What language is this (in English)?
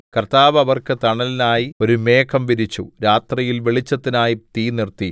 Malayalam